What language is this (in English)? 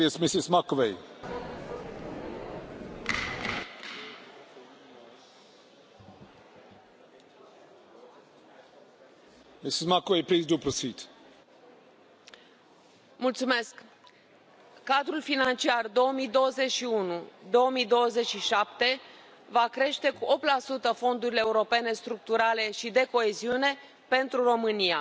Romanian